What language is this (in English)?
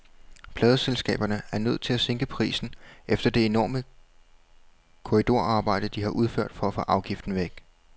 Danish